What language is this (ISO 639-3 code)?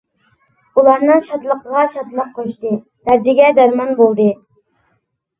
uig